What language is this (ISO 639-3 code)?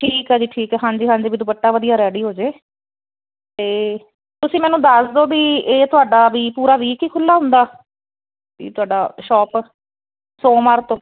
pan